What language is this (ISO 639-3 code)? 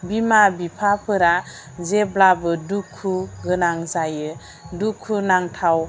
brx